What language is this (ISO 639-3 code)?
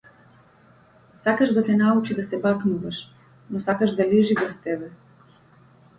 mkd